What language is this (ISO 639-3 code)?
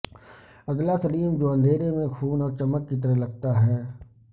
urd